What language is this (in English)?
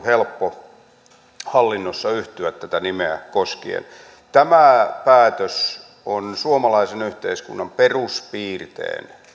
Finnish